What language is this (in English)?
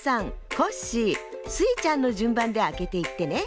Japanese